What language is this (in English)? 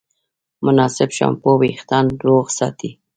Pashto